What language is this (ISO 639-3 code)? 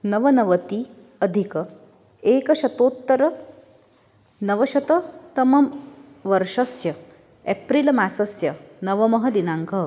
san